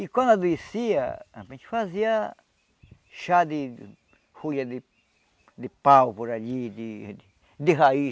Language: Portuguese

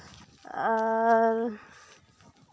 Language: Santali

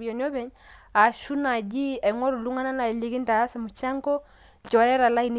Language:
Masai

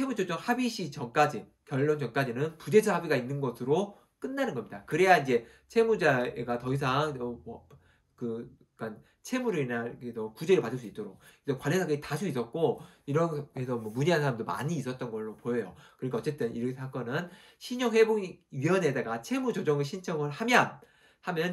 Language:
Korean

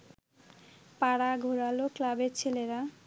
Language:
Bangla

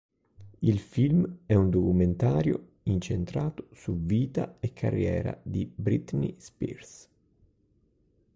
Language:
Italian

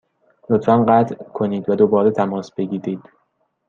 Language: Persian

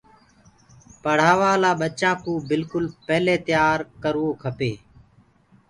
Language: Gurgula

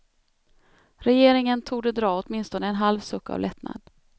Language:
Swedish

